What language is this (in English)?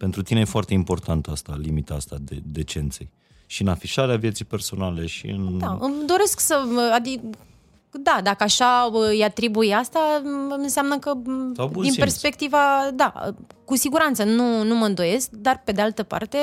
Romanian